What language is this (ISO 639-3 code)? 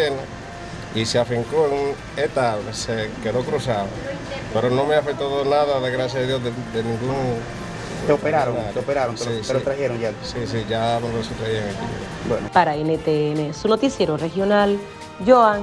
spa